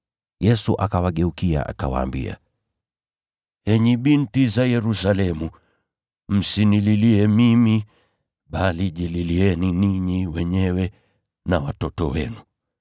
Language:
Swahili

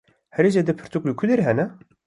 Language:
Kurdish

